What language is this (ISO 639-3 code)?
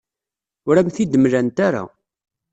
kab